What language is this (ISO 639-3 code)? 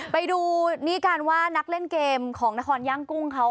tha